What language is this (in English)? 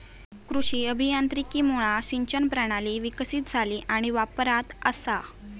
Marathi